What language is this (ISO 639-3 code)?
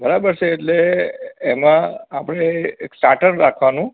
guj